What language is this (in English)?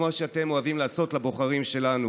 Hebrew